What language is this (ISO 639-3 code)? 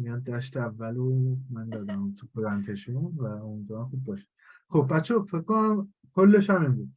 fas